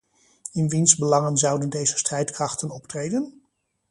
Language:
Dutch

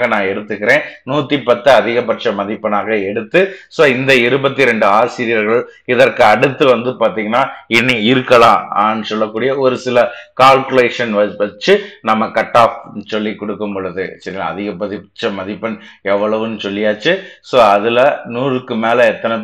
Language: Tamil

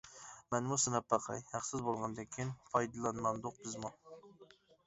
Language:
Uyghur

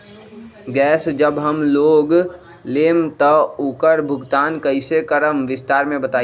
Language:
Magahi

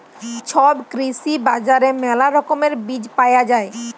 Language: Bangla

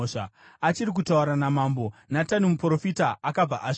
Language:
Shona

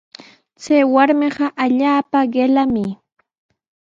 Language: Sihuas Ancash Quechua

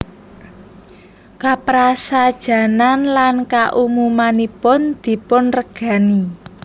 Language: Javanese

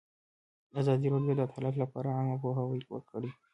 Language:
Pashto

